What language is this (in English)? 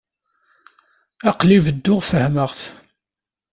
Kabyle